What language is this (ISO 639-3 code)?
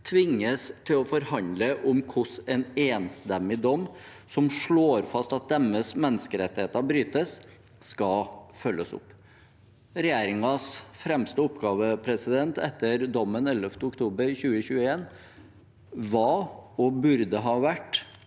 nor